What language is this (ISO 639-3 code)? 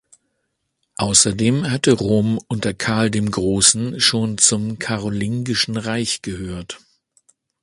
deu